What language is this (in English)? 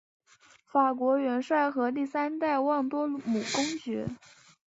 Chinese